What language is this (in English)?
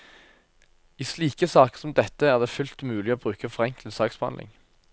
Norwegian